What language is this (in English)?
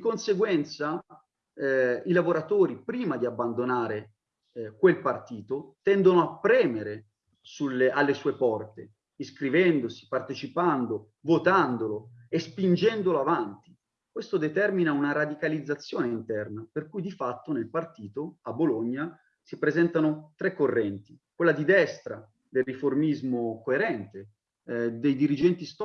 Italian